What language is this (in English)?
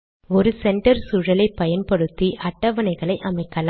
Tamil